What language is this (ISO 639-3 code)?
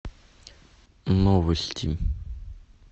rus